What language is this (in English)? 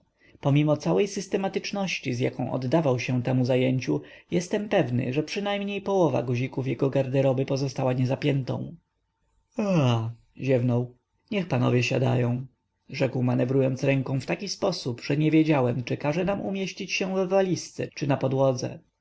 Polish